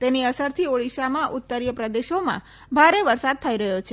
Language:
Gujarati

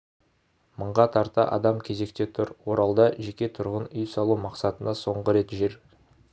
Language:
Kazakh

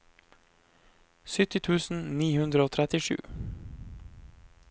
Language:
Norwegian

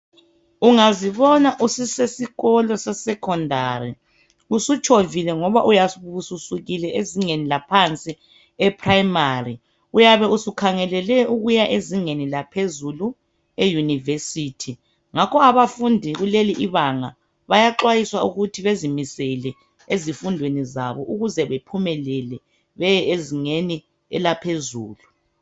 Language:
North Ndebele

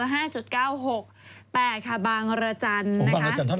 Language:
Thai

